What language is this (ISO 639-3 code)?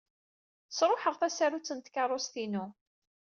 kab